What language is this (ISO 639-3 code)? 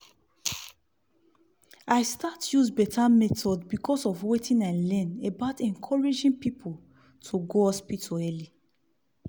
pcm